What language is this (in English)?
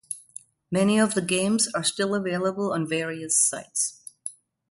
English